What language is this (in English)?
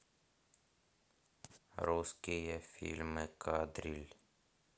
Russian